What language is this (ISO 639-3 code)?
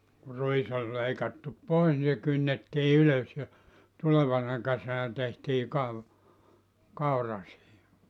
fin